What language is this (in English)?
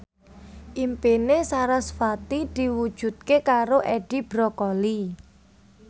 Javanese